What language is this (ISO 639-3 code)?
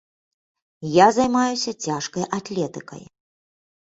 bel